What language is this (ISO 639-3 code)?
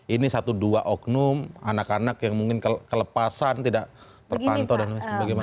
ind